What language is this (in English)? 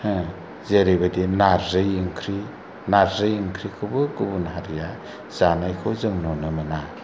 Bodo